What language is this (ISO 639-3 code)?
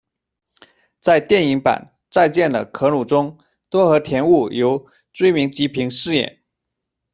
zho